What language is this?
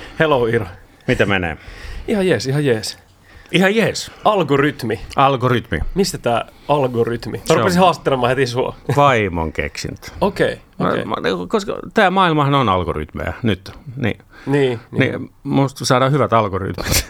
Finnish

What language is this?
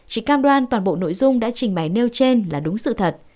Vietnamese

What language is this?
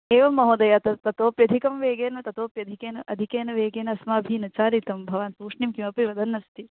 Sanskrit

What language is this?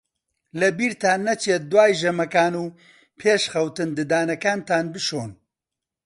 Central Kurdish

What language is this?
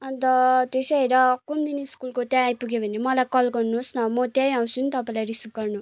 Nepali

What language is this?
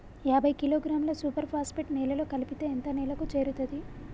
Telugu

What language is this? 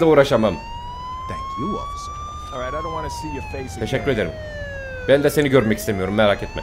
Turkish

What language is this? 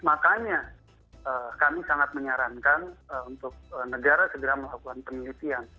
Indonesian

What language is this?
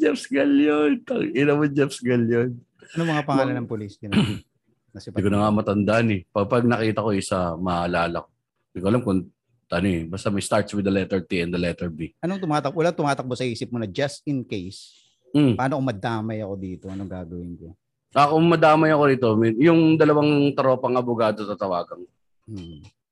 Filipino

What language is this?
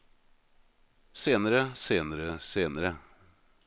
Norwegian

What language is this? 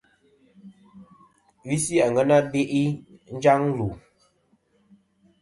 Kom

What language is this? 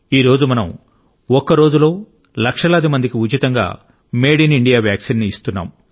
Telugu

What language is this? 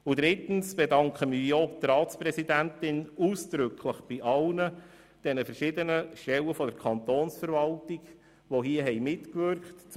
Swiss German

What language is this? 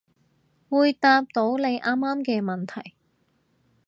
Cantonese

